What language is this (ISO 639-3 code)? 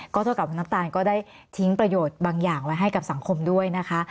tha